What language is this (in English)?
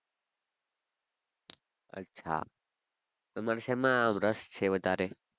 Gujarati